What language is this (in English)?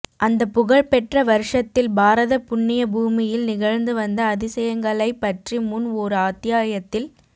Tamil